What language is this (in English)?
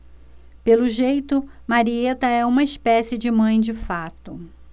Portuguese